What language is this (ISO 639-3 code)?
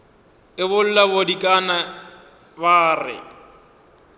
nso